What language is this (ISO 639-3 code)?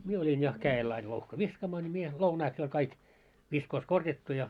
fin